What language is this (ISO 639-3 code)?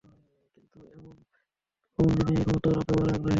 ben